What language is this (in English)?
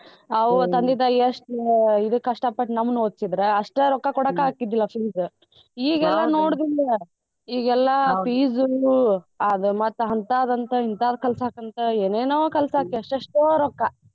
Kannada